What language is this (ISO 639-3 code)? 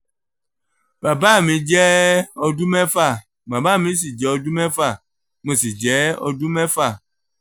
yor